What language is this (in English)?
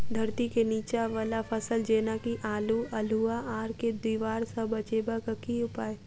Maithili